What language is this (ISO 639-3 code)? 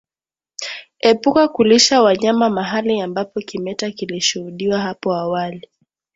swa